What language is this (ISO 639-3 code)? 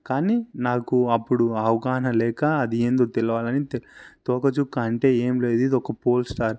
tel